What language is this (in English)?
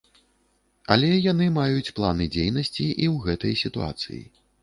Belarusian